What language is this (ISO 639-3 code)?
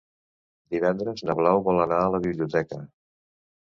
cat